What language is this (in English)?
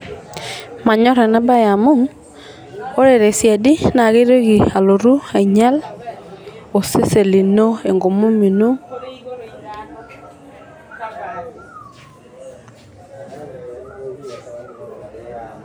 Masai